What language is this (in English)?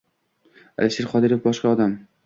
Uzbek